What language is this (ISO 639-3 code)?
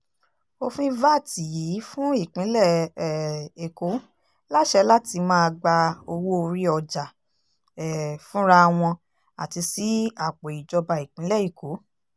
yor